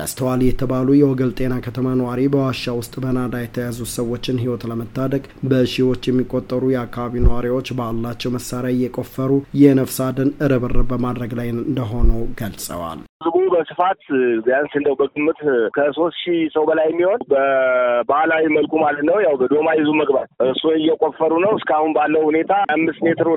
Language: Amharic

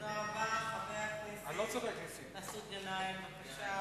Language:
Hebrew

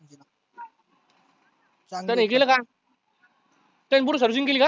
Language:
Marathi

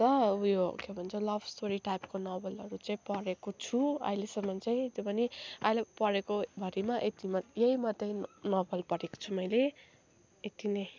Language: Nepali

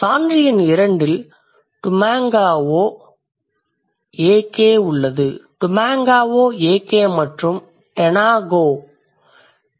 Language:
Tamil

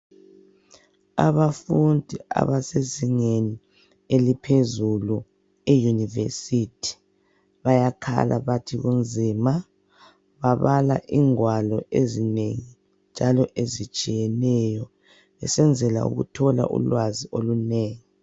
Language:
North Ndebele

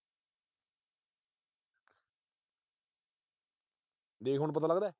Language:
Punjabi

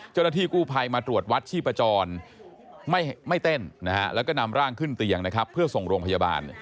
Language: Thai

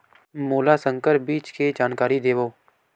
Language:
Chhattisgarhi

